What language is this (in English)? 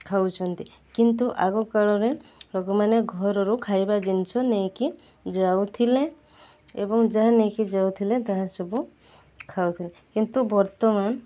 Odia